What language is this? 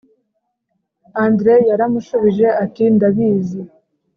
Kinyarwanda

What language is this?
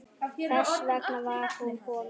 Icelandic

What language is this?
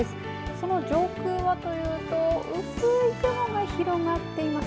Japanese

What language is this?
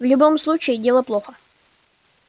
Russian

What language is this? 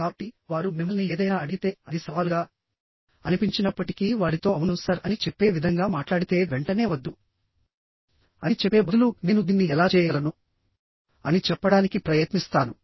Telugu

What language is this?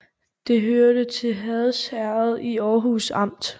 Danish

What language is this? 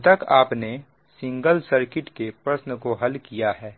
Hindi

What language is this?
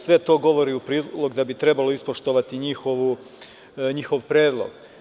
Serbian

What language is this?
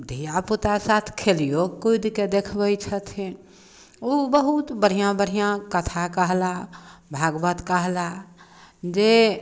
Maithili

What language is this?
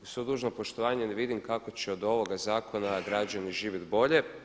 Croatian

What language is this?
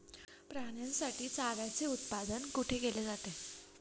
Marathi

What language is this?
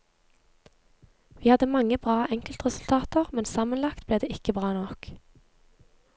Norwegian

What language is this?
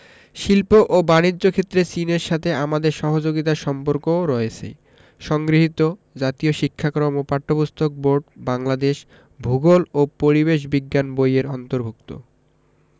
Bangla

